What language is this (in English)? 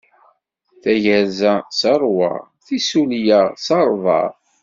Kabyle